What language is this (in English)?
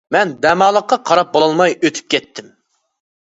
Uyghur